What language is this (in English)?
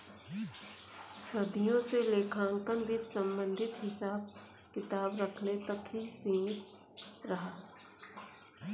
Hindi